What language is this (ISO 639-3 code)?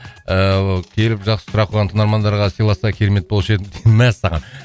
kaz